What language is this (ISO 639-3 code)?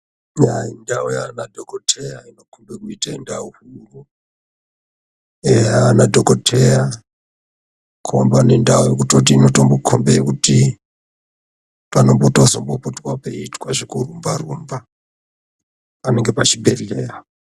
ndc